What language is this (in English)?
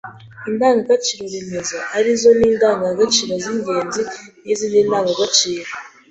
Kinyarwanda